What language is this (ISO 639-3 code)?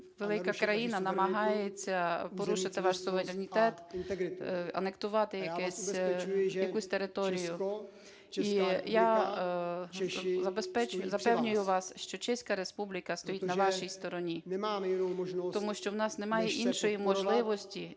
ukr